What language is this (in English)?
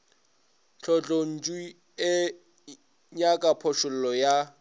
Northern Sotho